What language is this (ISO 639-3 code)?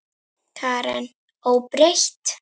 isl